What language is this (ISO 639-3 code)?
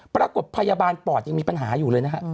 tha